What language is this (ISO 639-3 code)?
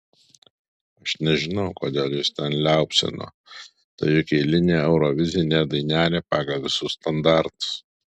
lit